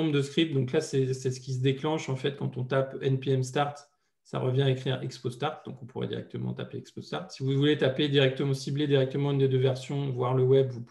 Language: French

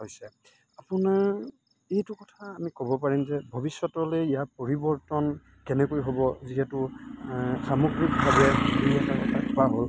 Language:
Assamese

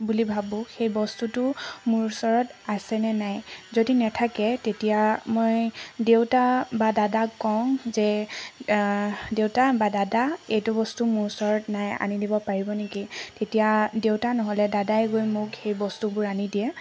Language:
Assamese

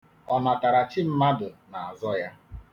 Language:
Igbo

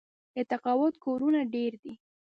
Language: Pashto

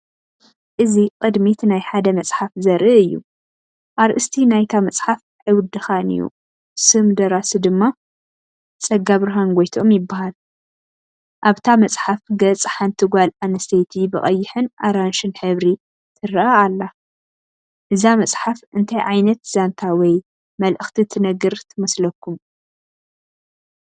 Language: Tigrinya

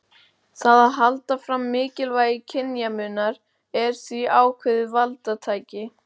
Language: Icelandic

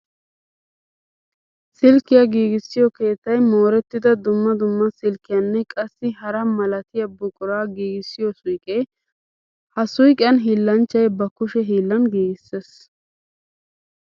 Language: Wolaytta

